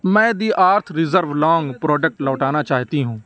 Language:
Urdu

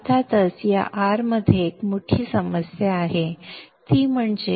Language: Marathi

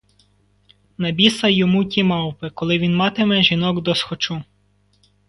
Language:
Ukrainian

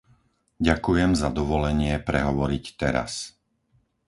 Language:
Slovak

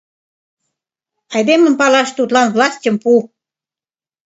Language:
Mari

